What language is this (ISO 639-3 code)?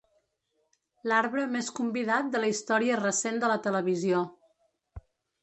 cat